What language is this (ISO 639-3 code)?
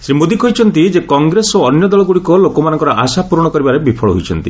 ori